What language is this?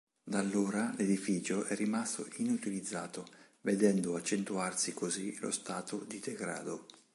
Italian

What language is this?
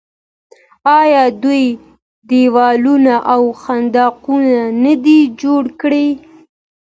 Pashto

